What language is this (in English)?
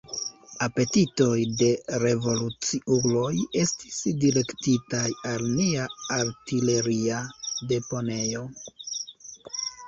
Esperanto